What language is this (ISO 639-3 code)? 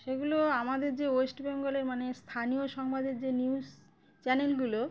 ben